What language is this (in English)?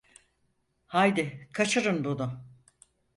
Turkish